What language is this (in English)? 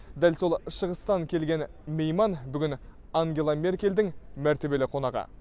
Kazakh